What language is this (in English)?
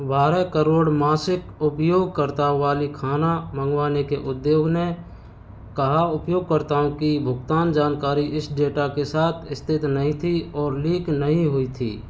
Hindi